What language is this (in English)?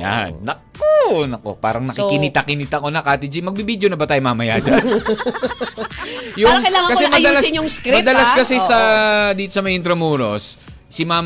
Filipino